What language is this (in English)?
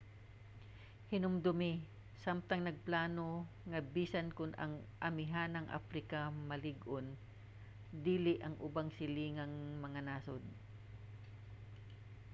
Cebuano